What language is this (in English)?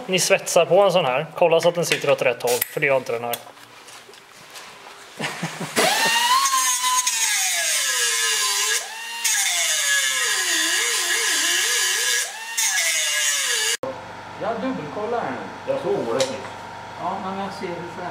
Swedish